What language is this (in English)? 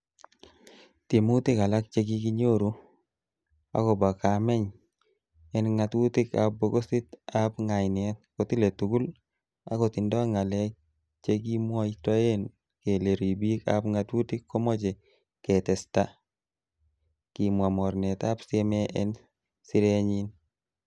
Kalenjin